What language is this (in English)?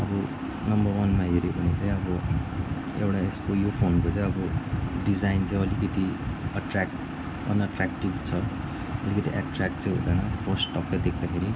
Nepali